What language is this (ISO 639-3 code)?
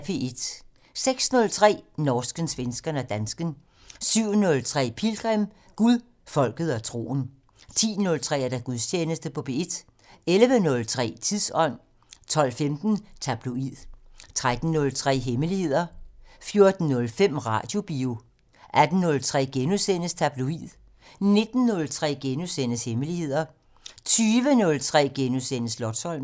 dan